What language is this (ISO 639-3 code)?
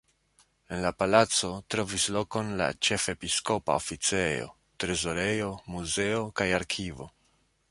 epo